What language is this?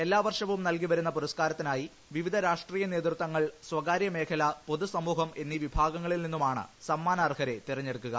Malayalam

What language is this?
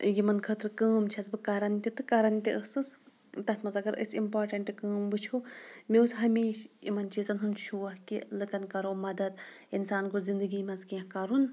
Kashmiri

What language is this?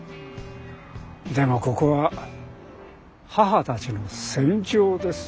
Japanese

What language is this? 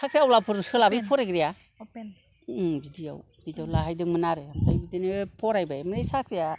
Bodo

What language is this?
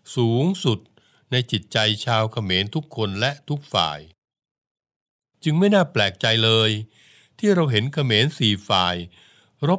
Thai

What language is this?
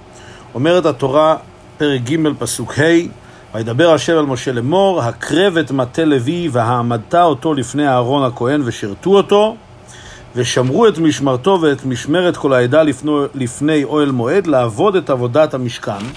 Hebrew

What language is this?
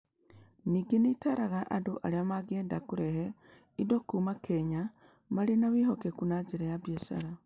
Kikuyu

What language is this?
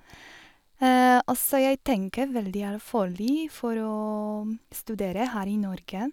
Norwegian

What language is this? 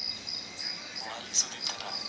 Kannada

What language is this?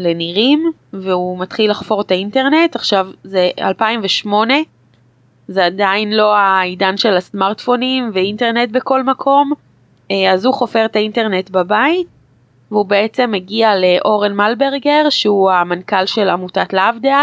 Hebrew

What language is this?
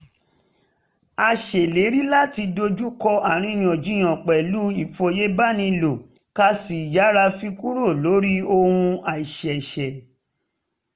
Yoruba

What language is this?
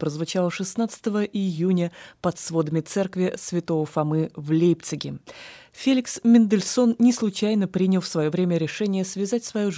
Russian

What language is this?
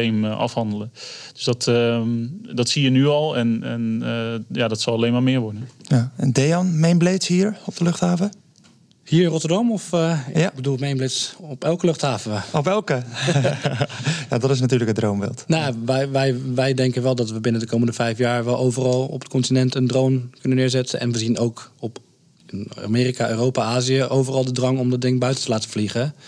Dutch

